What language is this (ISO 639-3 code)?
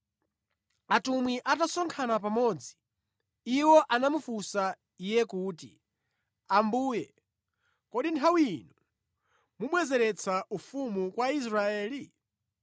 nya